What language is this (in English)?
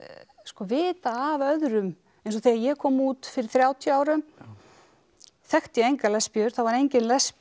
Icelandic